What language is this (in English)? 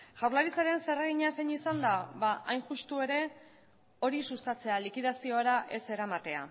Basque